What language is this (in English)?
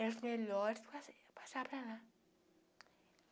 Portuguese